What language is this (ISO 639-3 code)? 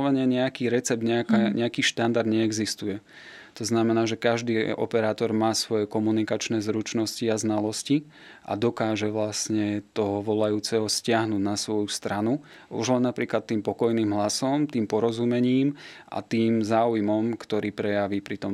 slk